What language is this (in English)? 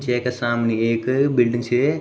Garhwali